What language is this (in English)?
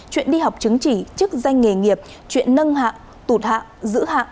Vietnamese